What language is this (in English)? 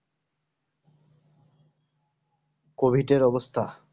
Bangla